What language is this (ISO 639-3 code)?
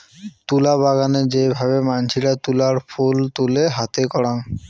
ben